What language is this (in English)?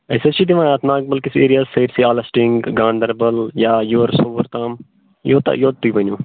Kashmiri